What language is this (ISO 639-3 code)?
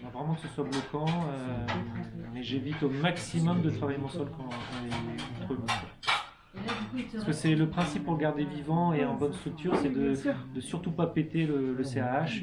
fra